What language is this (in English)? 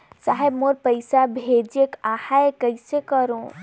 Chhattisgarhi